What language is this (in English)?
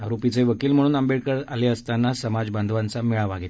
Marathi